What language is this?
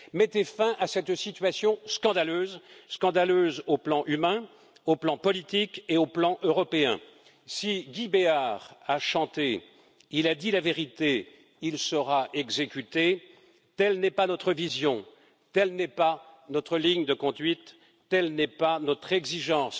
French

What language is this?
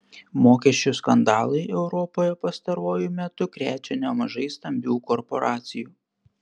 Lithuanian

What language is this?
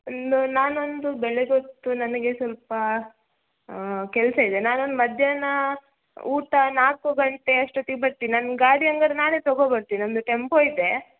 Kannada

